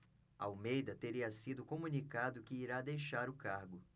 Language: Portuguese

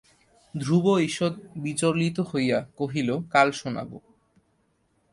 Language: Bangla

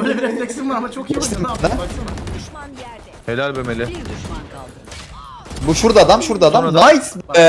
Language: Turkish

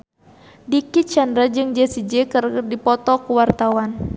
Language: Sundanese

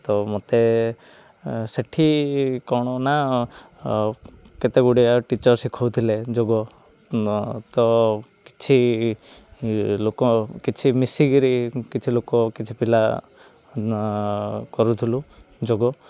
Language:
Odia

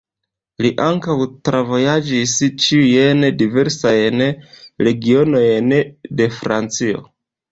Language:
Esperanto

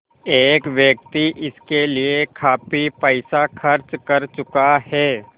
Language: Hindi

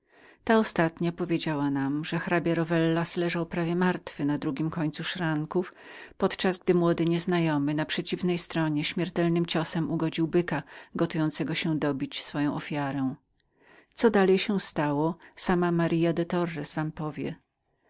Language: Polish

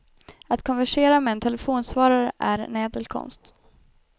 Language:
Swedish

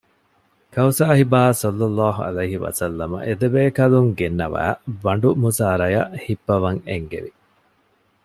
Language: Divehi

